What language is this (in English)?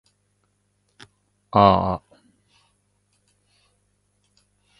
Japanese